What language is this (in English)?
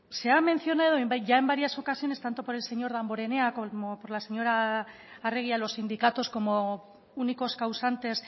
Spanish